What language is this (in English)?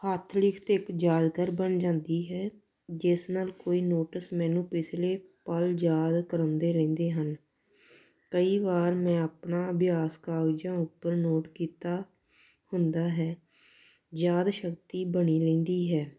Punjabi